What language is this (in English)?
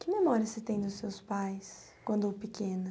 Portuguese